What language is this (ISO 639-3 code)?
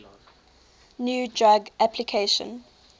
eng